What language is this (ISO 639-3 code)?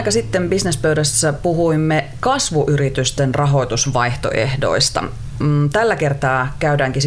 fin